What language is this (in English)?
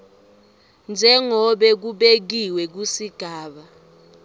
Swati